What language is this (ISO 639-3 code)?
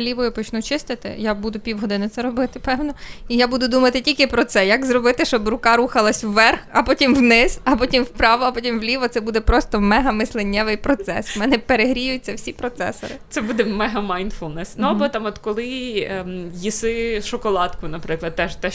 ukr